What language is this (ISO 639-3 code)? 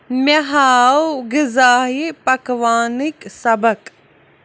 kas